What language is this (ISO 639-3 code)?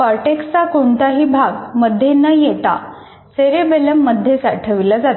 mar